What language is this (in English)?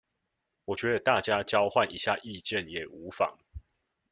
Chinese